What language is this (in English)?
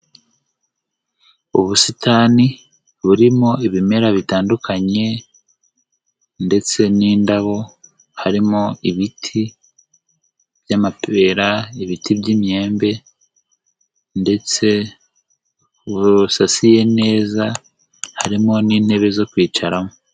Kinyarwanda